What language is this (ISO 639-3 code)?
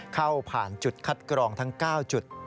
tha